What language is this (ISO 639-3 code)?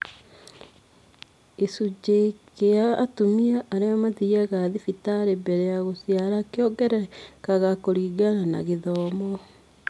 kik